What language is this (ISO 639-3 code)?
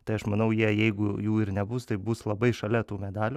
lit